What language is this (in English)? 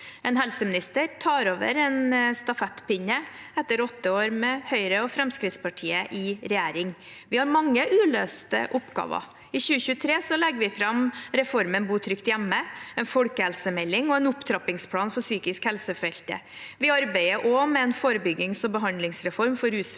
Norwegian